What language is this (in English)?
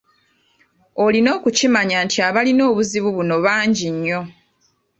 Ganda